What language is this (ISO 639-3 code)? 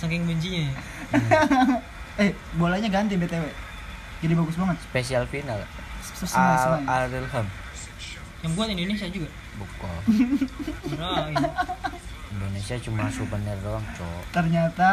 ind